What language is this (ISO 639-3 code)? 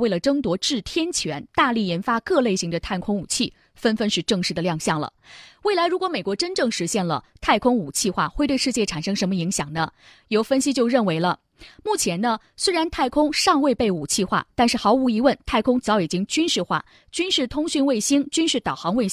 zho